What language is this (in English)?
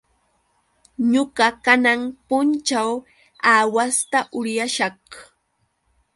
Yauyos Quechua